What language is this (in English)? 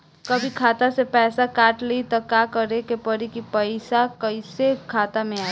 Bhojpuri